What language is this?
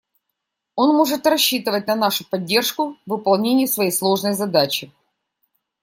Russian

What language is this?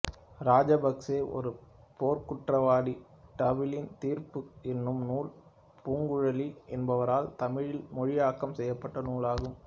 Tamil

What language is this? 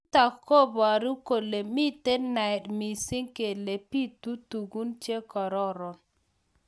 Kalenjin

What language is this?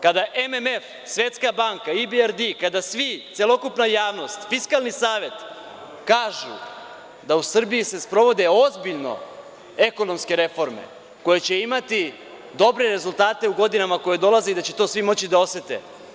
Serbian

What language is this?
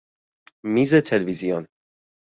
Persian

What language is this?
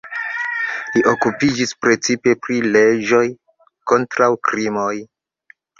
Esperanto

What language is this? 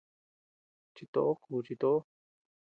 Tepeuxila Cuicatec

